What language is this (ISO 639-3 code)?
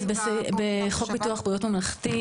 heb